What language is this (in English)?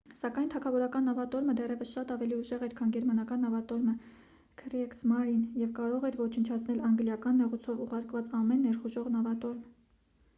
Armenian